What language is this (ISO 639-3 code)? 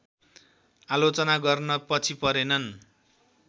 nep